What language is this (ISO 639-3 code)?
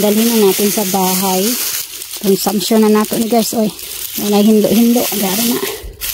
fil